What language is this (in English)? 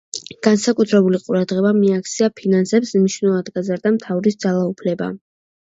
Georgian